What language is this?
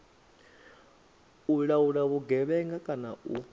Venda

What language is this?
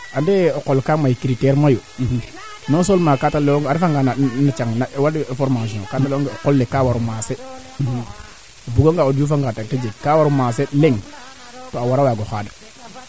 Serer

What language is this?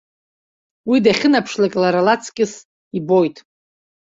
Abkhazian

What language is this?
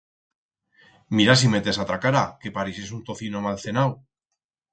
Aragonese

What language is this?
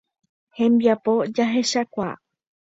Guarani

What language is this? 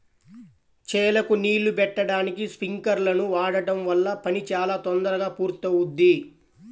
Telugu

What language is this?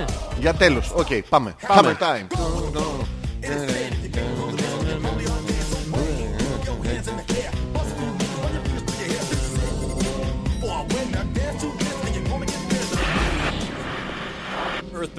Greek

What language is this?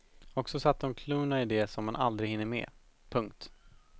Swedish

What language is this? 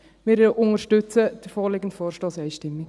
Swiss German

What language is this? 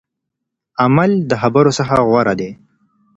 Pashto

